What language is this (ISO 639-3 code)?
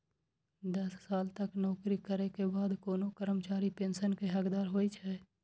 mai